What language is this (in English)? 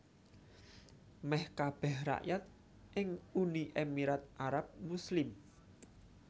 Javanese